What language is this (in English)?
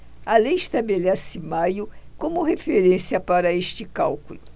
Portuguese